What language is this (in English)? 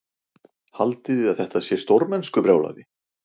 Icelandic